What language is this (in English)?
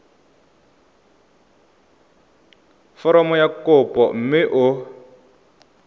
Tswana